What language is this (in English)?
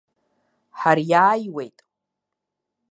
Abkhazian